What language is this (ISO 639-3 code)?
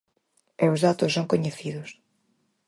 glg